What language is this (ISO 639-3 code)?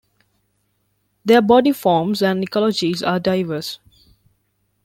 eng